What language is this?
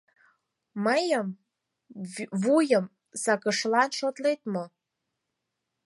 Mari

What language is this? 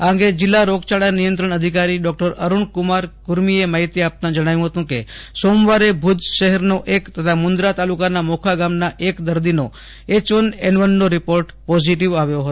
Gujarati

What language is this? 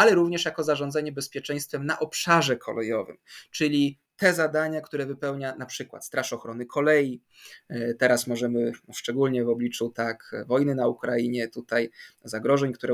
Polish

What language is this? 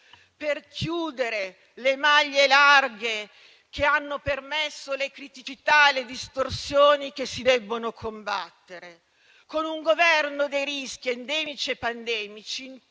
Italian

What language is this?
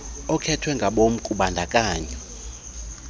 Xhosa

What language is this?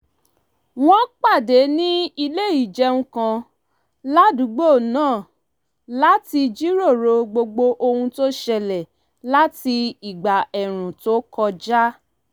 Yoruba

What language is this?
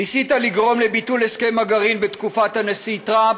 Hebrew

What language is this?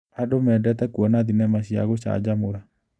Kikuyu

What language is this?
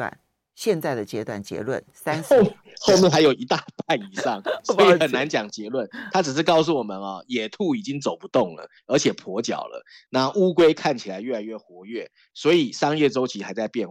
Chinese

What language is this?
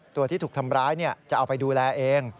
Thai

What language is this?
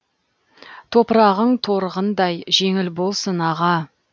Kazakh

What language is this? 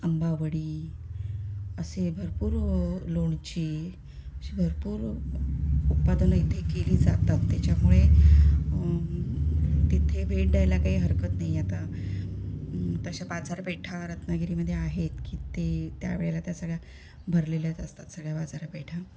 Marathi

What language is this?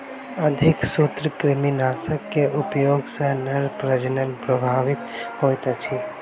Maithili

